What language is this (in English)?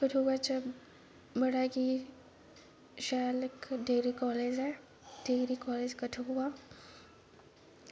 Dogri